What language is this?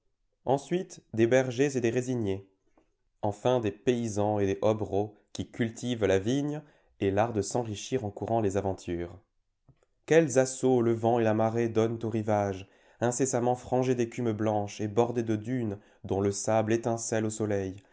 French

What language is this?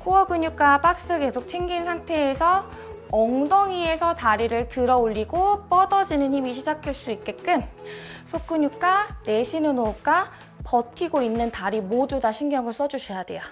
Korean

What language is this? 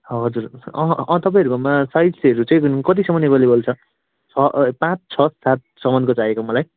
Nepali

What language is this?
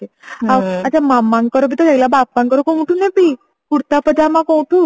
Odia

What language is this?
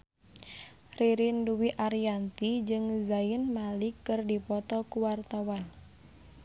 Sundanese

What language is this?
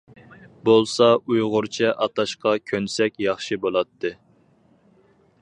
Uyghur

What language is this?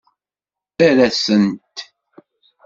Kabyle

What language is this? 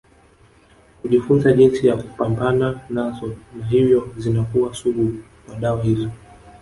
Swahili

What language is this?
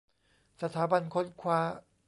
Thai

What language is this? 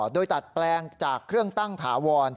Thai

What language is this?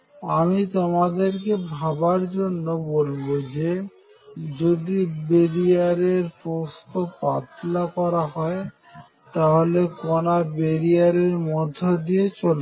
Bangla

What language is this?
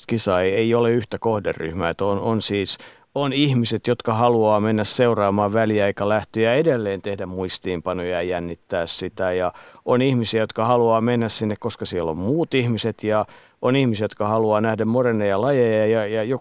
Finnish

